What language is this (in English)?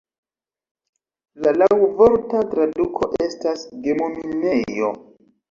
Esperanto